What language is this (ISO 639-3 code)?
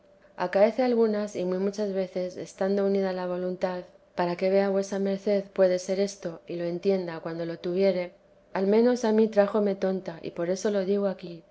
spa